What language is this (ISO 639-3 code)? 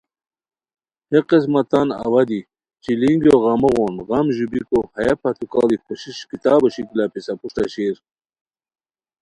khw